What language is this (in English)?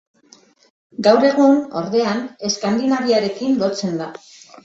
Basque